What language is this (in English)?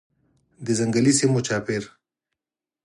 Pashto